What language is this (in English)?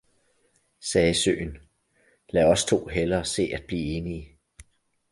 Danish